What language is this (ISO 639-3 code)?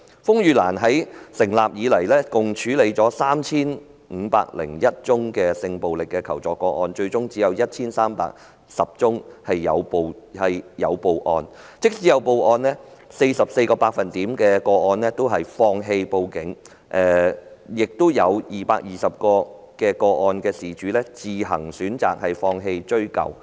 yue